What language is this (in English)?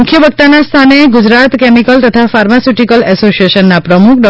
Gujarati